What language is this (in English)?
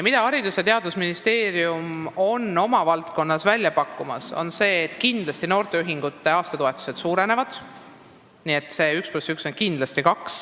Estonian